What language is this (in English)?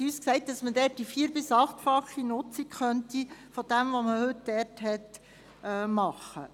Swiss German